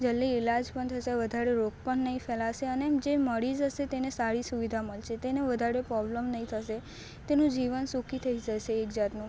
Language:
Gujarati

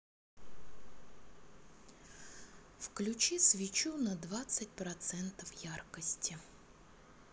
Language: Russian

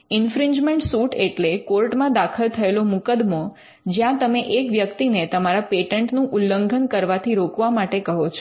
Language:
Gujarati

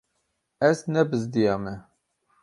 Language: Kurdish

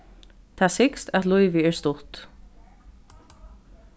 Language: Faroese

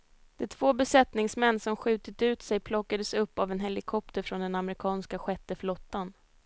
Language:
Swedish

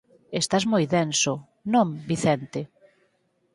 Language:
Galician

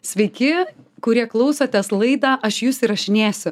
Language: Lithuanian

